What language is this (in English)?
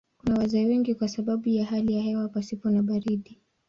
Swahili